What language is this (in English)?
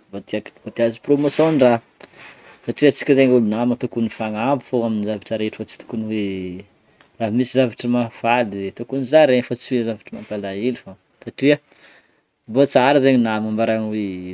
Northern Betsimisaraka Malagasy